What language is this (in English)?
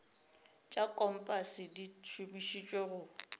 Northern Sotho